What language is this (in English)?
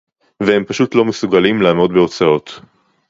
Hebrew